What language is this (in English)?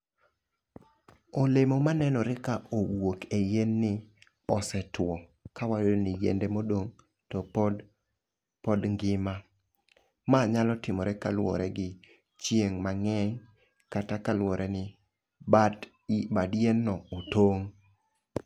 Luo (Kenya and Tanzania)